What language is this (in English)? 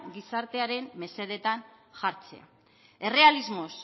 Basque